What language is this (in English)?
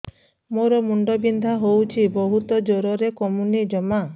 Odia